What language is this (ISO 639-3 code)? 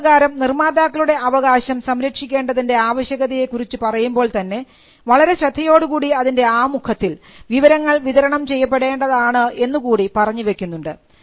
mal